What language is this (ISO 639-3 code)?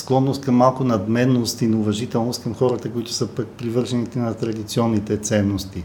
bul